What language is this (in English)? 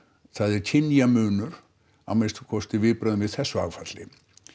Icelandic